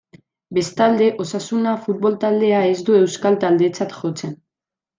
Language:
Basque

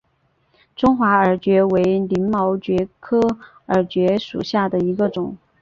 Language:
Chinese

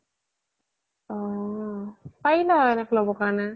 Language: Assamese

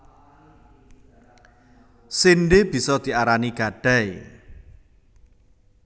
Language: Javanese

